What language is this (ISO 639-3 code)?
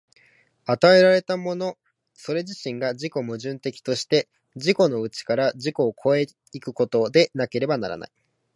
jpn